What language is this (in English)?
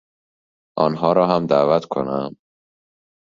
Persian